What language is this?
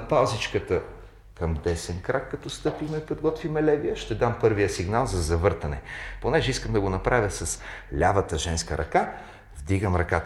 Bulgarian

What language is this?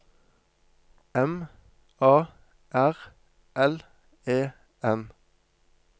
Norwegian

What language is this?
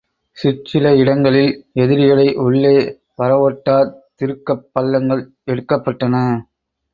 Tamil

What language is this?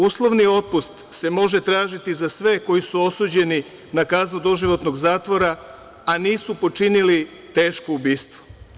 Serbian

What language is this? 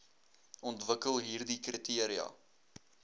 Afrikaans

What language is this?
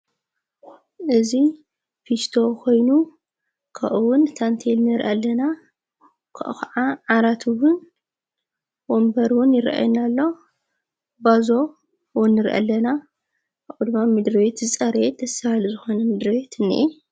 Tigrinya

